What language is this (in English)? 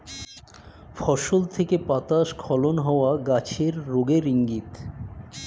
Bangla